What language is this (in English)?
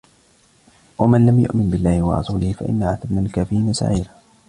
Arabic